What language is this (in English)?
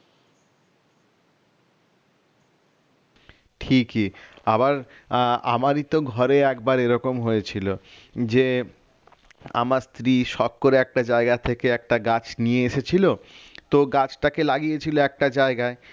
Bangla